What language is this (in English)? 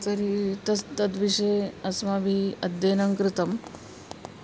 Sanskrit